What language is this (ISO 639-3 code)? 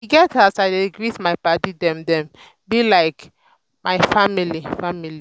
pcm